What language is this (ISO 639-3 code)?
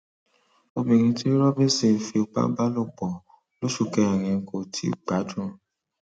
yor